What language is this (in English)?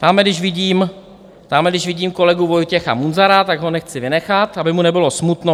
Czech